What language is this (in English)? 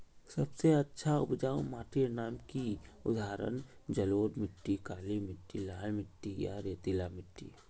Magahi